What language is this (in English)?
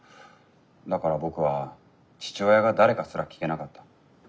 Japanese